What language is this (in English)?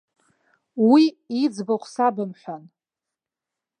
Abkhazian